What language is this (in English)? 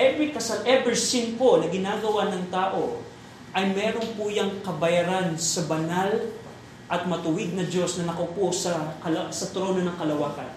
Filipino